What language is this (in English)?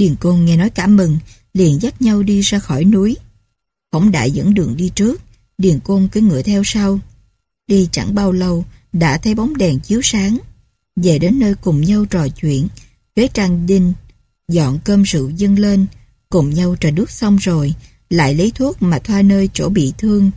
Vietnamese